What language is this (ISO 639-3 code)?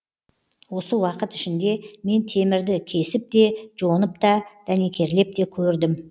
kaz